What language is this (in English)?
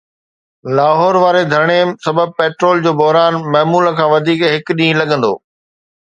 Sindhi